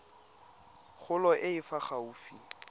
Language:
Tswana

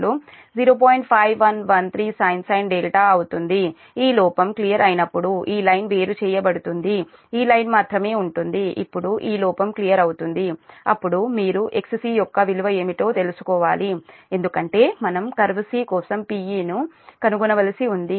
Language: Telugu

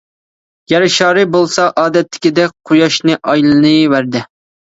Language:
Uyghur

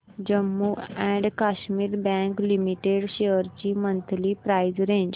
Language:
Marathi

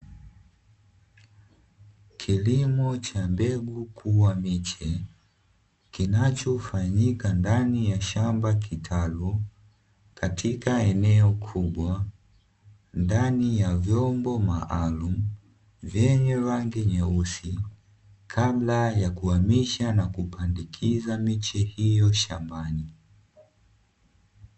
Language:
Swahili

